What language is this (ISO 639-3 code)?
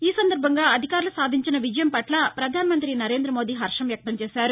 tel